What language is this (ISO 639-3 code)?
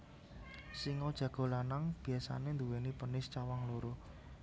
jav